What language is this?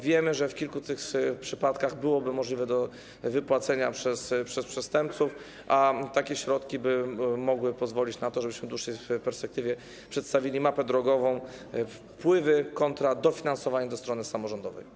Polish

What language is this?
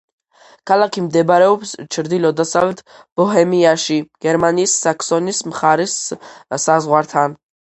Georgian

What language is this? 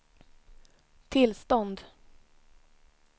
Swedish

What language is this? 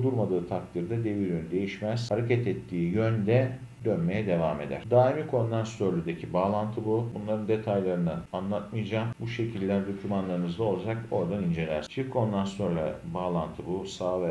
Turkish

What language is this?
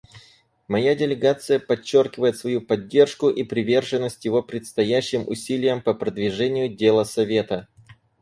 Russian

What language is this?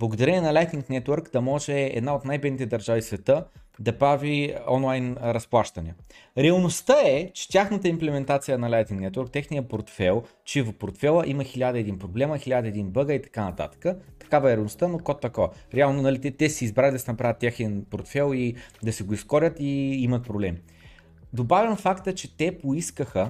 Bulgarian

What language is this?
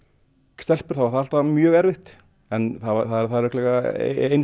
Icelandic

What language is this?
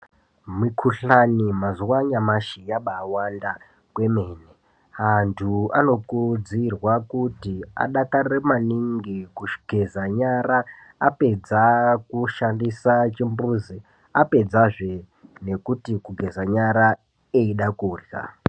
Ndau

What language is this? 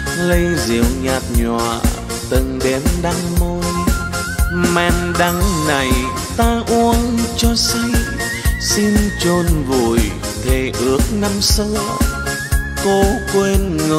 Vietnamese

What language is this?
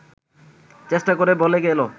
Bangla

